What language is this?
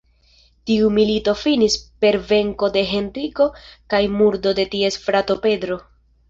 Esperanto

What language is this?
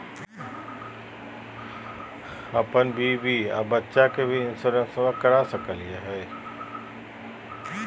Magahi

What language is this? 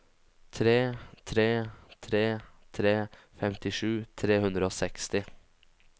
Norwegian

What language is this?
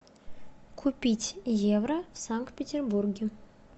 Russian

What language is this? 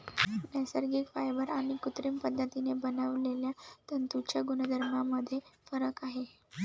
Marathi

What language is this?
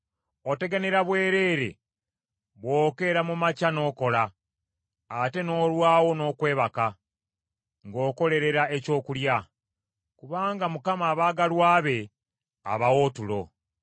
Ganda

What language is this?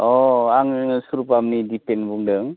Bodo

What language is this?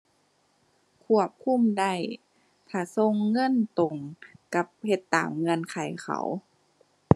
Thai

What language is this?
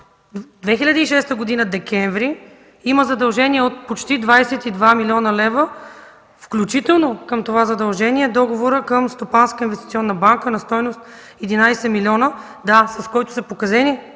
Bulgarian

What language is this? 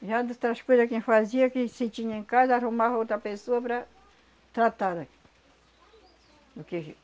Portuguese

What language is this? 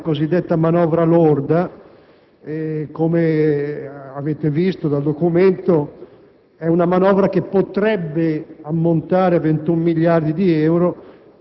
Italian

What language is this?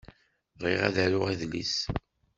Kabyle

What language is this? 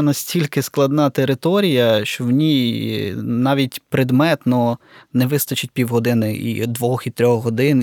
Ukrainian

